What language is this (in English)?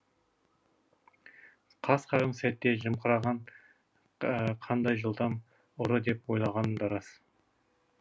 Kazakh